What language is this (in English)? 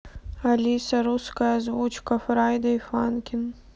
Russian